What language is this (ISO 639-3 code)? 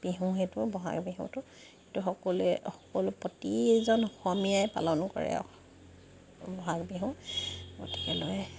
asm